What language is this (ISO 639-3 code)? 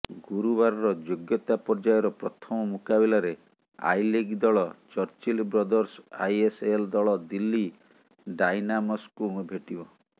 ori